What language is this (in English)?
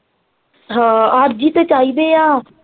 Punjabi